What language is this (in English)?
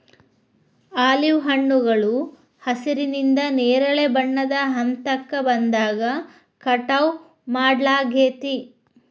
Kannada